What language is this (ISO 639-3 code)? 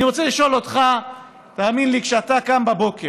heb